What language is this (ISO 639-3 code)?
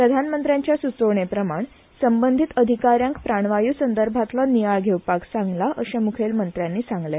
kok